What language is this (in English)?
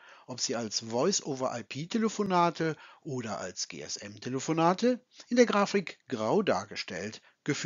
German